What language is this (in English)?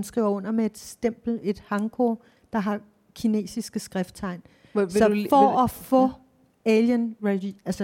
Danish